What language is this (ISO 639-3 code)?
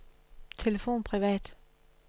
dan